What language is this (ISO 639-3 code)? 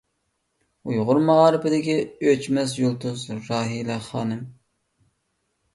uig